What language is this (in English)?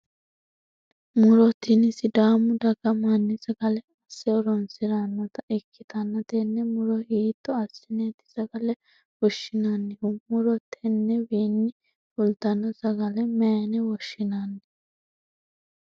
Sidamo